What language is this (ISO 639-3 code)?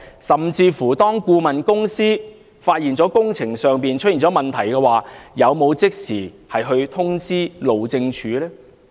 yue